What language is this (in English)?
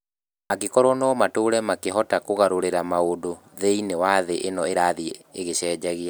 Kikuyu